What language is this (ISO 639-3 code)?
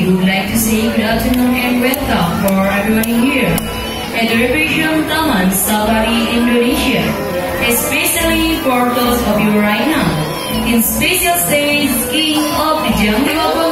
ind